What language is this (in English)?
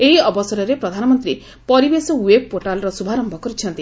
Odia